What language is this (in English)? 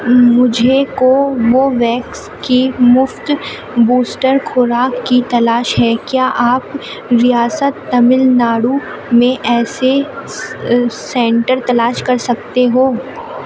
Urdu